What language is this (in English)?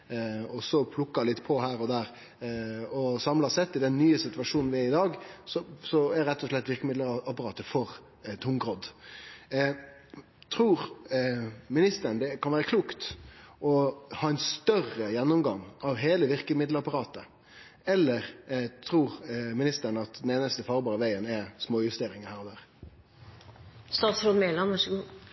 Norwegian Nynorsk